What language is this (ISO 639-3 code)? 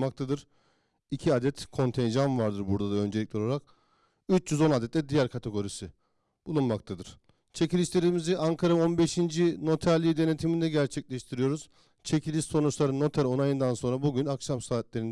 tur